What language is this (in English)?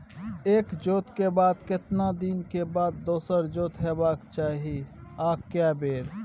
Maithili